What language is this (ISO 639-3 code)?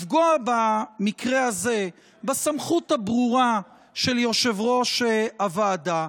heb